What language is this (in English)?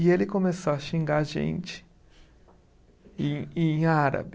Portuguese